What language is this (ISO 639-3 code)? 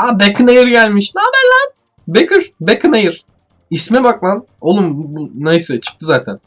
tur